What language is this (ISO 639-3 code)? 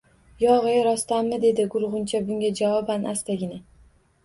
uzb